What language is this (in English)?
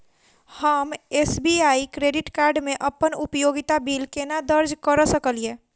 Maithili